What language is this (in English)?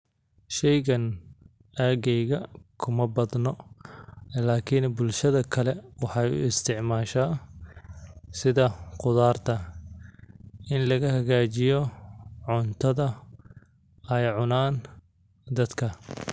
Somali